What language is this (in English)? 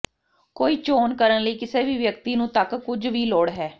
Punjabi